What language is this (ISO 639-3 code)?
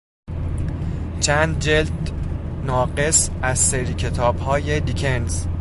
fas